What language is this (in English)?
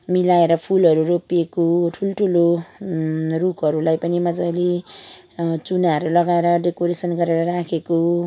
Nepali